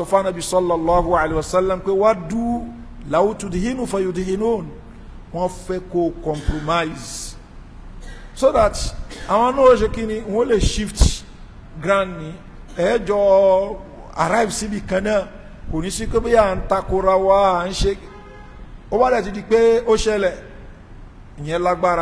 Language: Arabic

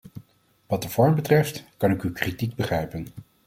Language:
Dutch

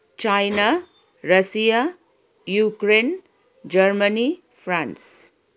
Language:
Nepali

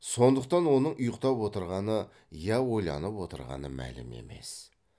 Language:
Kazakh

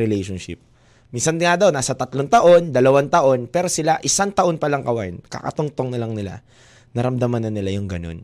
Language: Filipino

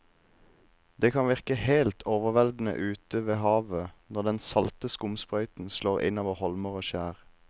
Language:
Norwegian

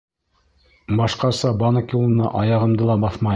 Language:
Bashkir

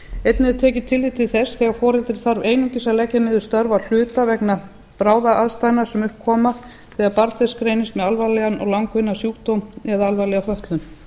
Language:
Icelandic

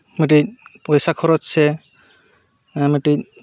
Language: Santali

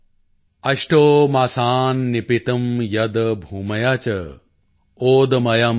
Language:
Punjabi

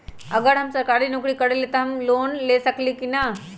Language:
Magahi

